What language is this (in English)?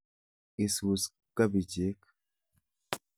Kalenjin